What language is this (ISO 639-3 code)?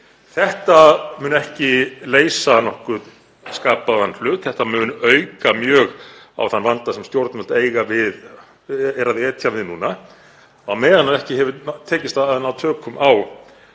isl